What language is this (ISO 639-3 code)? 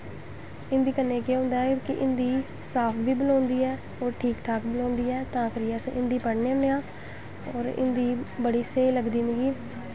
doi